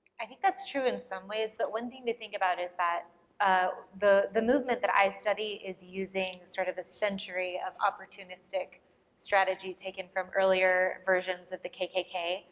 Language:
English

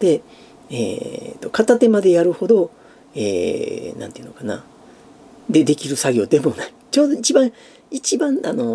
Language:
Japanese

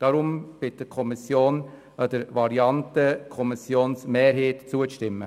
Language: Swiss German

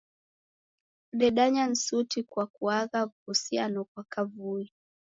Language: Taita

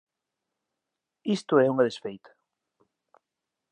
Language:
Galician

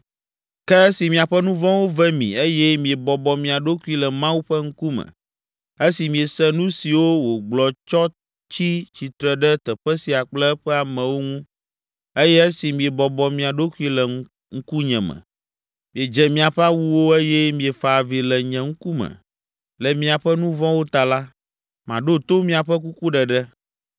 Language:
Ewe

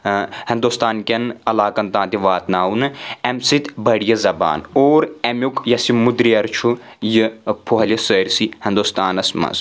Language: Kashmiri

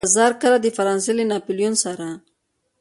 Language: Pashto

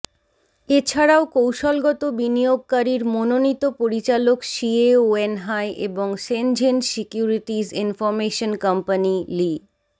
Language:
Bangla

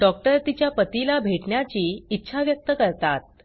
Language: Marathi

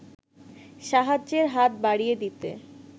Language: Bangla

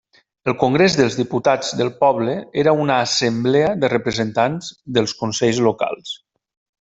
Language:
Catalan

